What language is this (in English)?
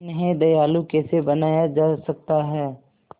Hindi